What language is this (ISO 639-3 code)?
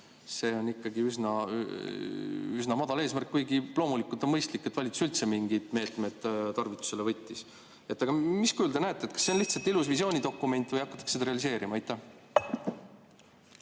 est